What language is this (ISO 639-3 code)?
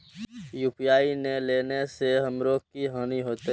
mai